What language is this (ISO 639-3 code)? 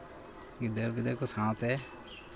sat